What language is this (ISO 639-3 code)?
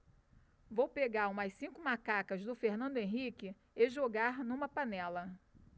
por